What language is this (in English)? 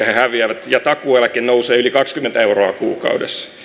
Finnish